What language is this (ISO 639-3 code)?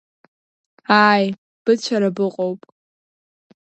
abk